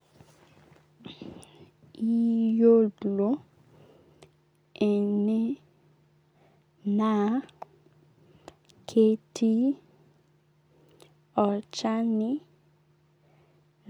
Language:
Masai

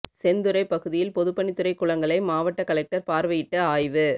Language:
Tamil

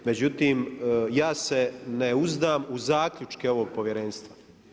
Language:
Croatian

